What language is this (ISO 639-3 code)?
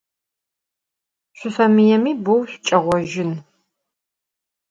ady